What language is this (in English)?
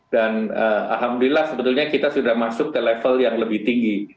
Indonesian